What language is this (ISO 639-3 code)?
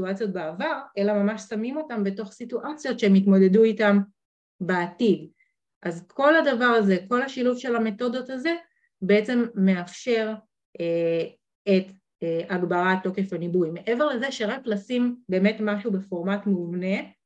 heb